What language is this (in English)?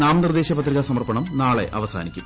Malayalam